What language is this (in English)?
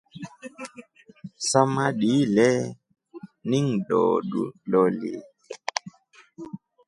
Rombo